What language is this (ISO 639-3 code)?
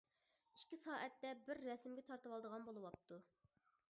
uig